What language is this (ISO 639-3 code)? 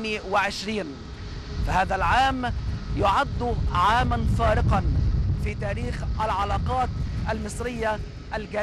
ara